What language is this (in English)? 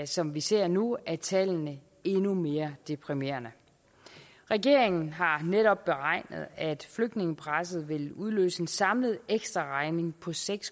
Danish